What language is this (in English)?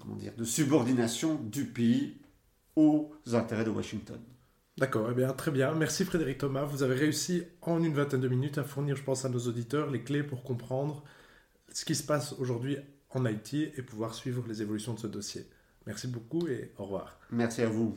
French